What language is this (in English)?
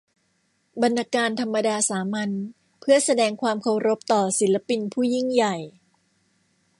Thai